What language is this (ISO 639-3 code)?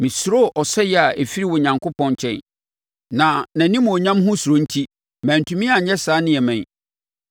aka